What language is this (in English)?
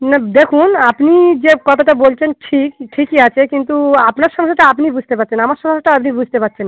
Bangla